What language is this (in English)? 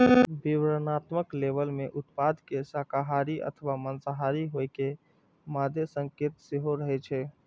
Maithili